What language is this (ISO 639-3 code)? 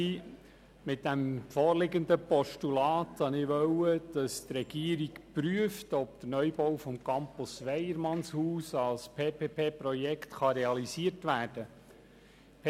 gsw